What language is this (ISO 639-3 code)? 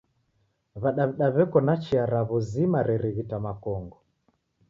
dav